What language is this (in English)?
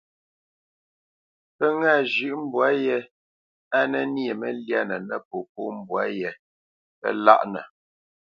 Bamenyam